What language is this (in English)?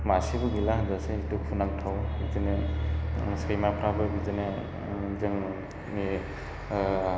Bodo